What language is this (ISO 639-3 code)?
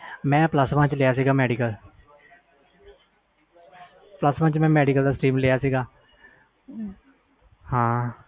pan